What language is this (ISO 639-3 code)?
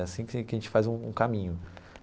por